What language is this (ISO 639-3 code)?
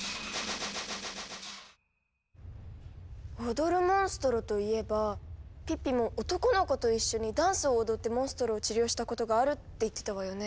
jpn